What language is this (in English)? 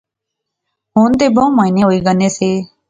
Pahari-Potwari